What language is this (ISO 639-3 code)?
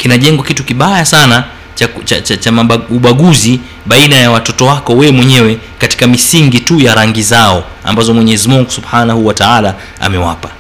swa